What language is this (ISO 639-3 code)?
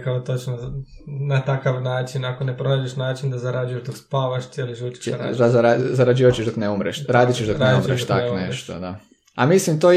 hrv